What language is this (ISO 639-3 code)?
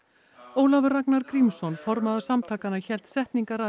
isl